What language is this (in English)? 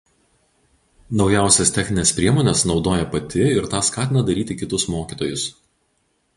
Lithuanian